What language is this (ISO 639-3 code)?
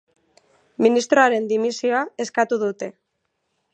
eus